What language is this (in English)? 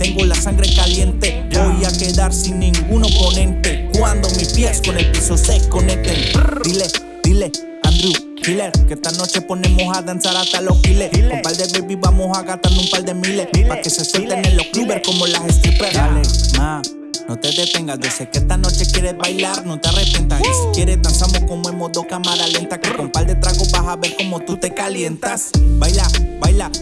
French